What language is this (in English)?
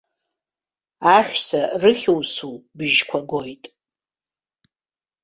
Abkhazian